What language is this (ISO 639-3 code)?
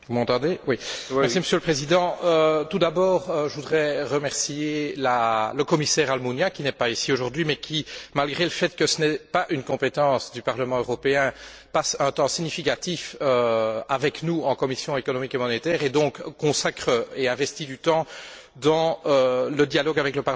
fra